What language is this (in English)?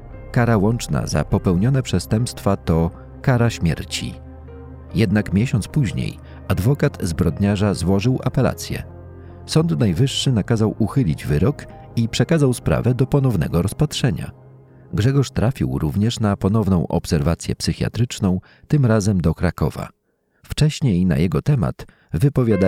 Polish